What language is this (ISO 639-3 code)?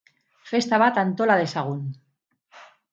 eus